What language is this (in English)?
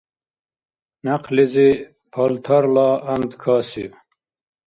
Dargwa